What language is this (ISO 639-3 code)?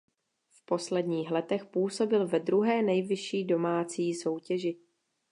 ces